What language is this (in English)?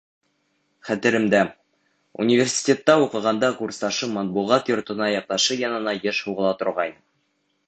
Bashkir